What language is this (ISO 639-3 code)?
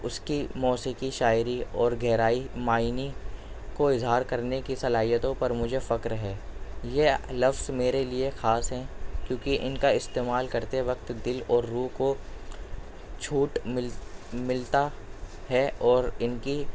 urd